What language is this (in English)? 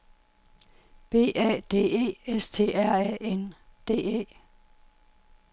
Danish